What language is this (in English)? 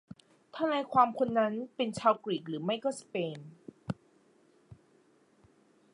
Thai